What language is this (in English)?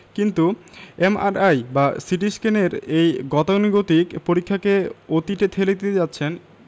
Bangla